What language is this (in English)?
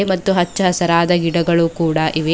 Kannada